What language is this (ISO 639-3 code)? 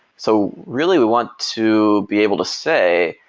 eng